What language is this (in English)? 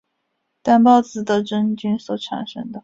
Chinese